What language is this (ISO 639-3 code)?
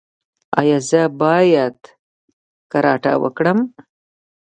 pus